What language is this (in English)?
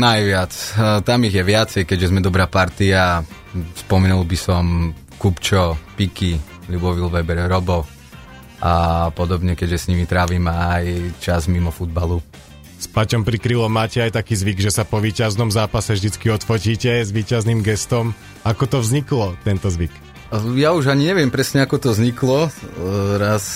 Slovak